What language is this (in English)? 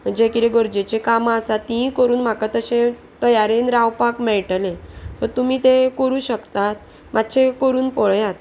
Konkani